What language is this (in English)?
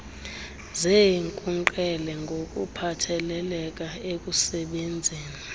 Xhosa